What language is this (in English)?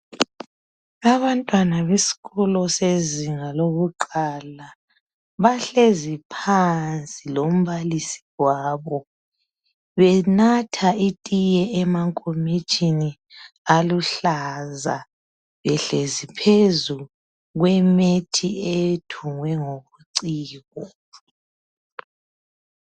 North Ndebele